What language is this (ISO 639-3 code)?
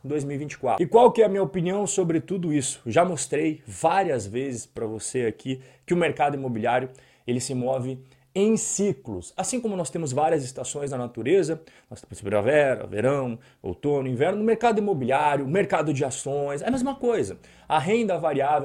por